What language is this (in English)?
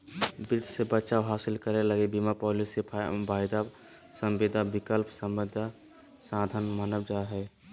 Magahi